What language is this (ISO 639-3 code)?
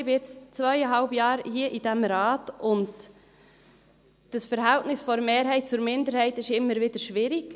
gsw